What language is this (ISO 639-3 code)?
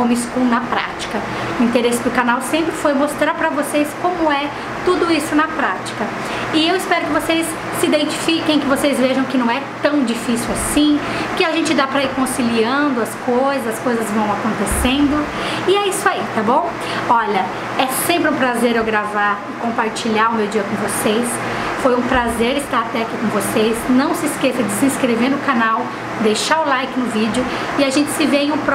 por